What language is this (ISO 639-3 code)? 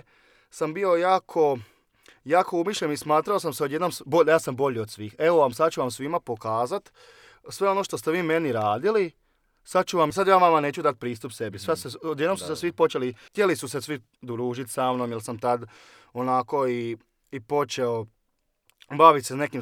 hrv